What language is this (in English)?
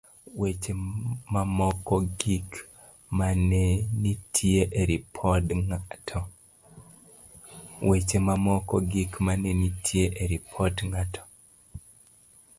Luo (Kenya and Tanzania)